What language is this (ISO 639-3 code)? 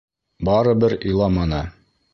bak